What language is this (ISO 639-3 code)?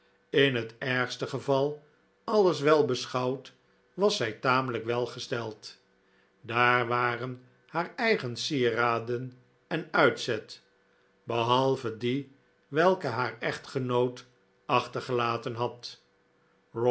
nld